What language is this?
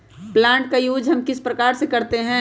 Magahi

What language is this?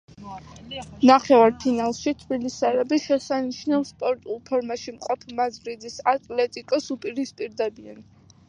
Georgian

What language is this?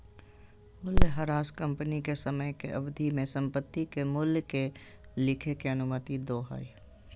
Magahi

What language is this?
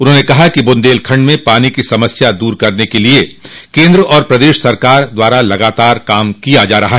Hindi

